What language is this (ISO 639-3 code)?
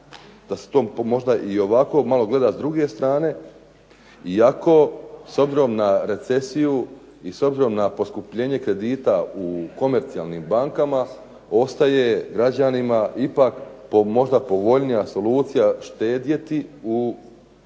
hrv